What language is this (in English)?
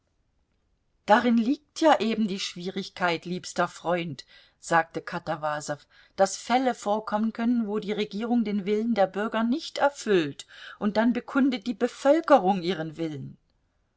German